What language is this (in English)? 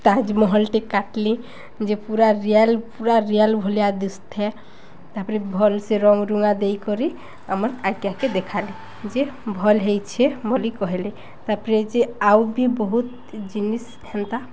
Odia